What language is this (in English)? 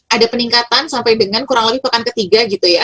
Indonesian